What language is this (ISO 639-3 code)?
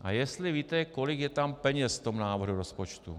ces